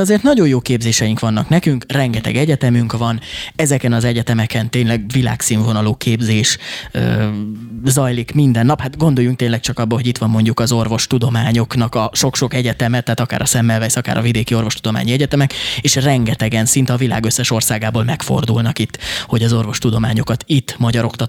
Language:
Hungarian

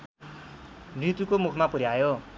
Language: Nepali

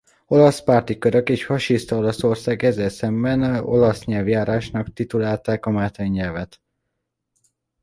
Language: Hungarian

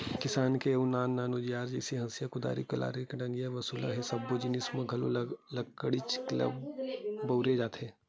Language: Chhattisgarhi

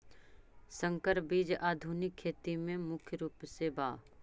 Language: Magahi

